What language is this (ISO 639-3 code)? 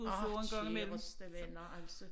dan